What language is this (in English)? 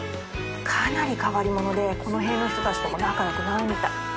Japanese